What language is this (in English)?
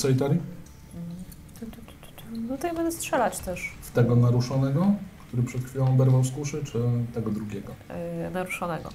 Polish